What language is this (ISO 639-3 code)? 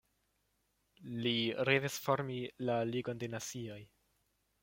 epo